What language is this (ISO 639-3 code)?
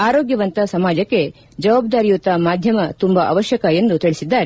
kan